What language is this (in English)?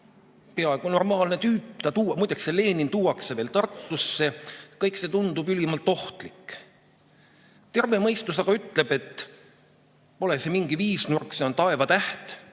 Estonian